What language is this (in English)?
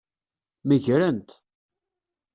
Kabyle